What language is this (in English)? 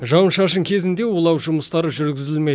Kazakh